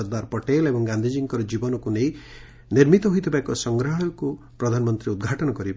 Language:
Odia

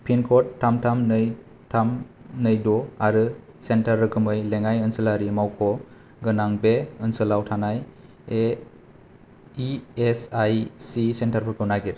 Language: Bodo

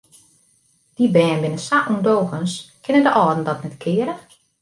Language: Western Frisian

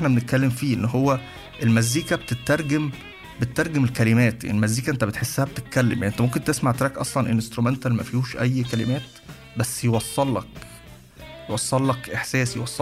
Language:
Arabic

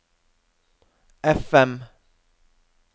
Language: Norwegian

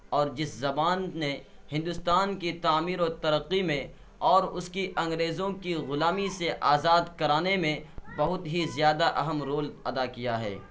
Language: Urdu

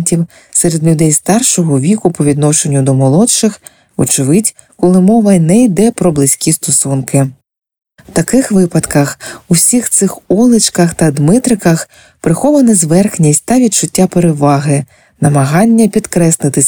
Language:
Ukrainian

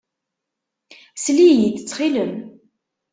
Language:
Kabyle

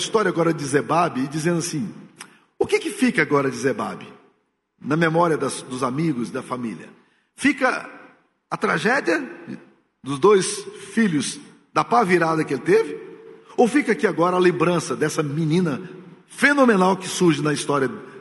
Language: Portuguese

